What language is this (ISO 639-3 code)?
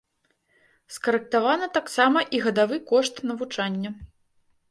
bel